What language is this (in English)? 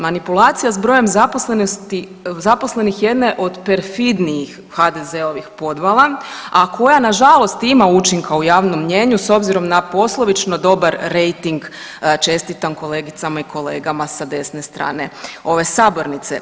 Croatian